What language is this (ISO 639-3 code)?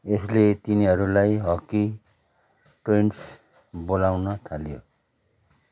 nep